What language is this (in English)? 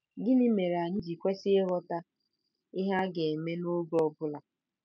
Igbo